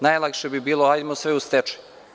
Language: Serbian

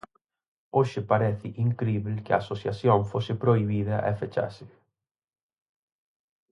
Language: Galician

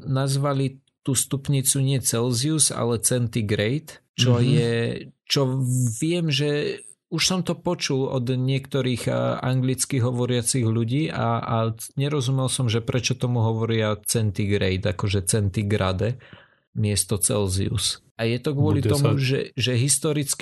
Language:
Slovak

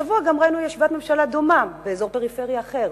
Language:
Hebrew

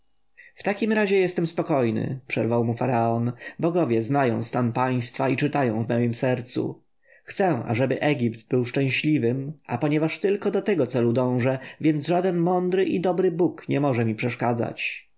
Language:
Polish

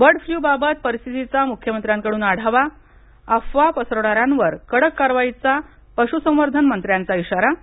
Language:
Marathi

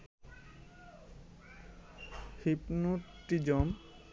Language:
Bangla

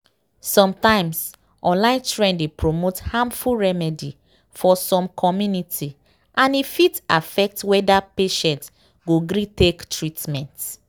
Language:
Nigerian Pidgin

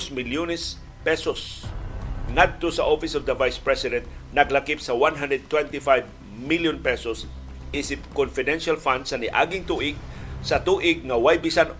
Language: Filipino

